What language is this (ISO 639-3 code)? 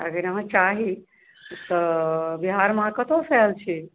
mai